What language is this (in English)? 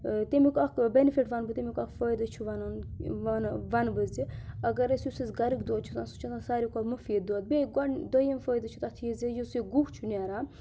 Kashmiri